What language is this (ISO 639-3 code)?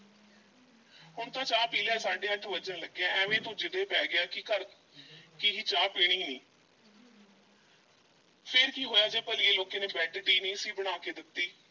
pan